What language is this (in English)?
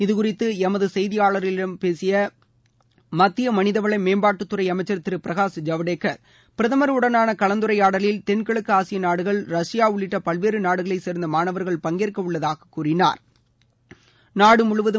Tamil